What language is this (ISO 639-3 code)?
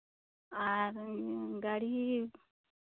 sat